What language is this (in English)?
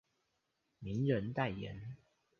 Chinese